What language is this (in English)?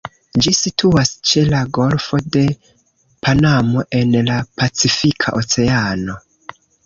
Esperanto